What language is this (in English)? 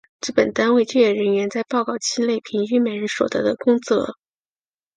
Chinese